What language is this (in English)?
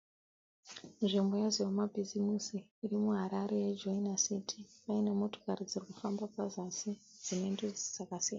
Shona